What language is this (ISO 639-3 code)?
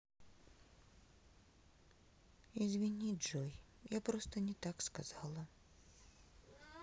rus